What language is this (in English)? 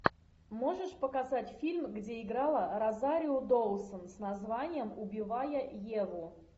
Russian